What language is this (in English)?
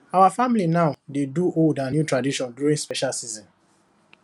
Nigerian Pidgin